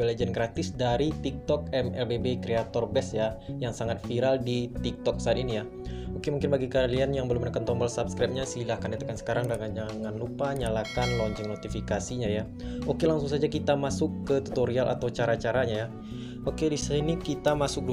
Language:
Indonesian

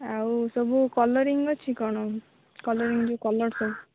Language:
Odia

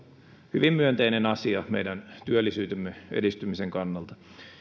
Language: Finnish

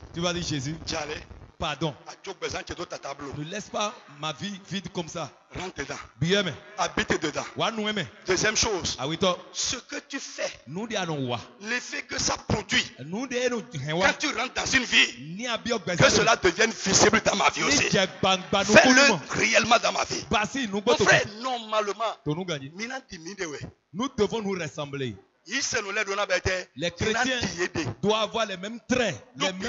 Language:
French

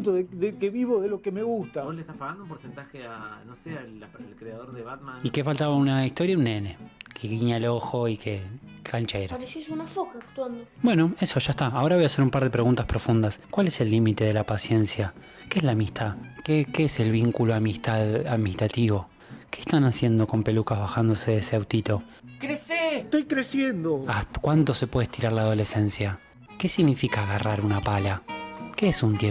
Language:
Spanish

